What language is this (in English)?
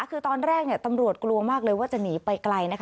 Thai